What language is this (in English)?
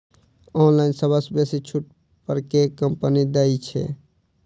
Maithili